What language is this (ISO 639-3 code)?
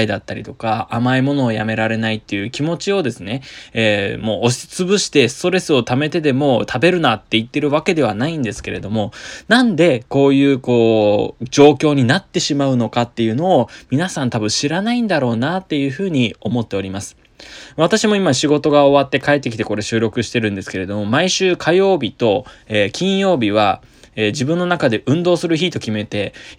jpn